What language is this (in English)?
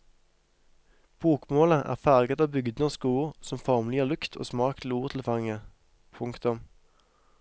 Norwegian